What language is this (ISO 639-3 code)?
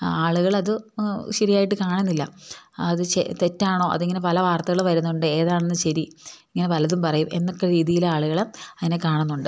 mal